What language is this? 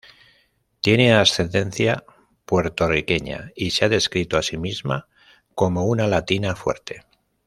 Spanish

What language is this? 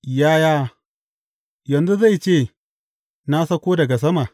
Hausa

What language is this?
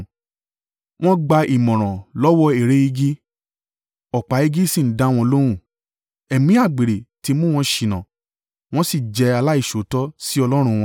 Yoruba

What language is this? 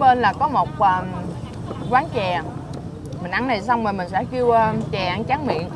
Vietnamese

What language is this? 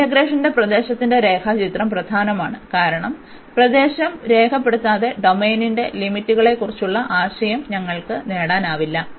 Malayalam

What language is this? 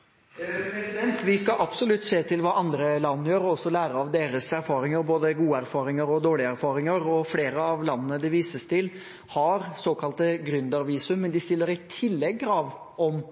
Norwegian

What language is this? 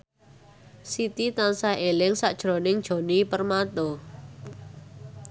Javanese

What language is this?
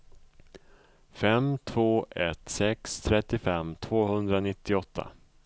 Swedish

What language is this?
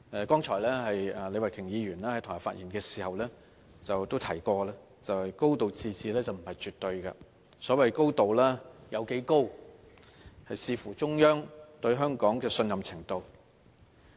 Cantonese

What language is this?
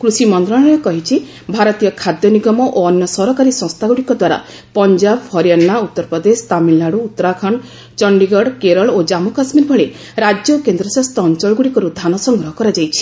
Odia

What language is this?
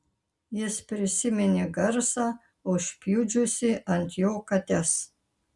Lithuanian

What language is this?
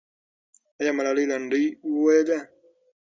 Pashto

